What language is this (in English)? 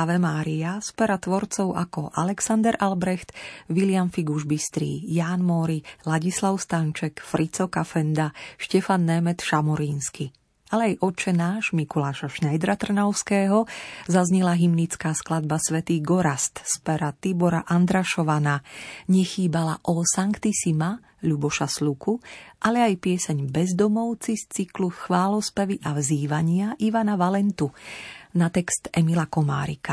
Slovak